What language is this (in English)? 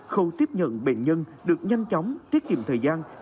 Vietnamese